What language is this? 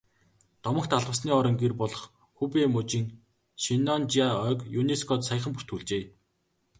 Mongolian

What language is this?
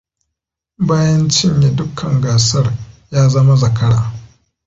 Hausa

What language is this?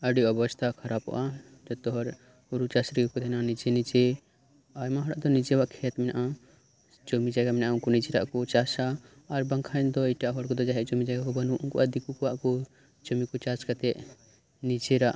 Santali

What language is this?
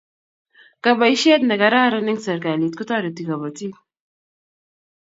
Kalenjin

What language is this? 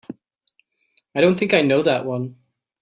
English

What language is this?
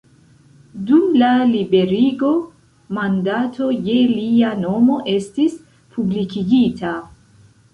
Esperanto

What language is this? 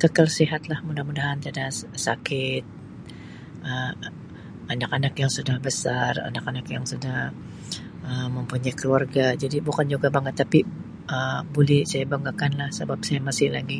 Sabah Malay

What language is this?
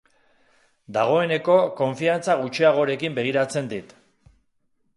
Basque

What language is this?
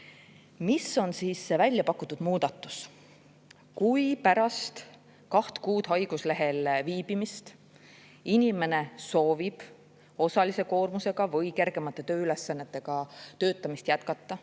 Estonian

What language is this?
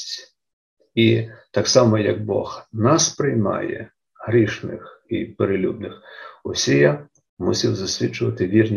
Ukrainian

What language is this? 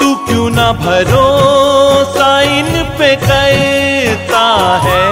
Hindi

